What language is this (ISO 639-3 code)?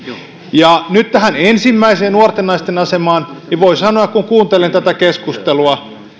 fin